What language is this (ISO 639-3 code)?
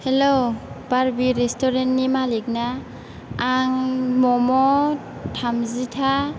brx